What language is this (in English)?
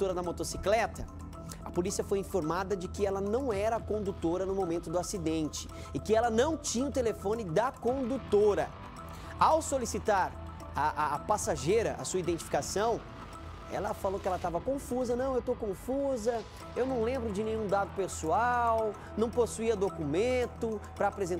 Portuguese